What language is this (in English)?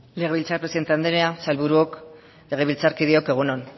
Basque